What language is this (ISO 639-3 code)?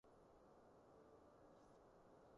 yue